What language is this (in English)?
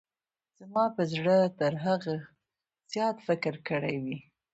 Pashto